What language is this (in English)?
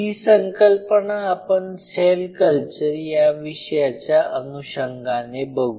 Marathi